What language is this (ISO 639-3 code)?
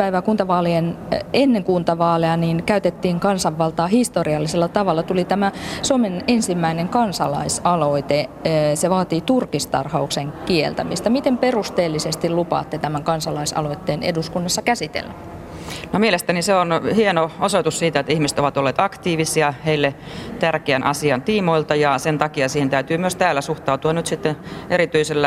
fin